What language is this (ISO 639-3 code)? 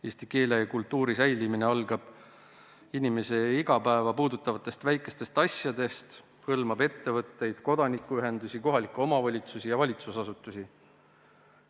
est